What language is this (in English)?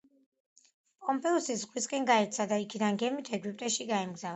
Georgian